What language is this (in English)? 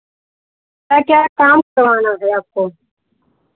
Hindi